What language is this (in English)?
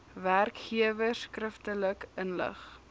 Afrikaans